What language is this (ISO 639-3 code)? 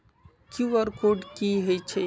mag